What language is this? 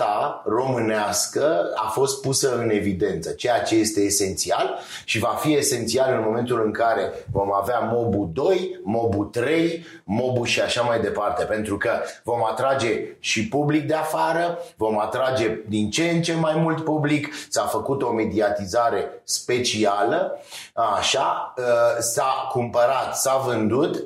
Romanian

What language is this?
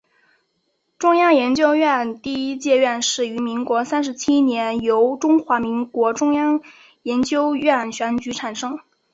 Chinese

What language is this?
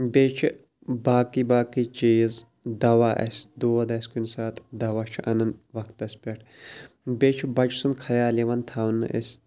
Kashmiri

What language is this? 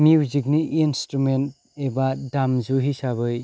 Bodo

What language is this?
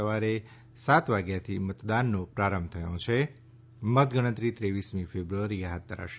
Gujarati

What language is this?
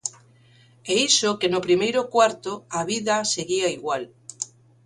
Galician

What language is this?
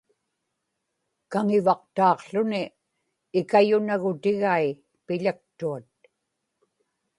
Inupiaq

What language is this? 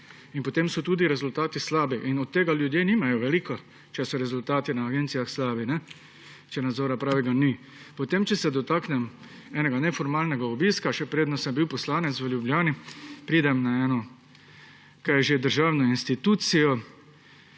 Slovenian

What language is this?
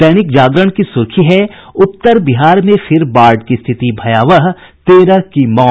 Hindi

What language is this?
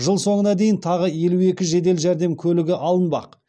Kazakh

